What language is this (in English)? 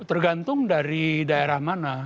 Indonesian